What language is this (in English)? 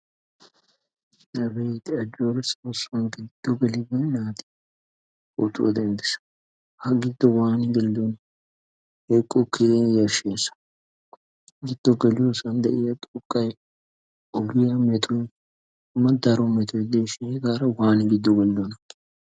Wolaytta